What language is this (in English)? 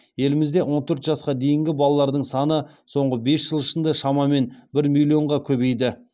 Kazakh